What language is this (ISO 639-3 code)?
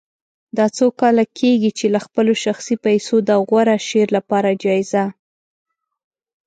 pus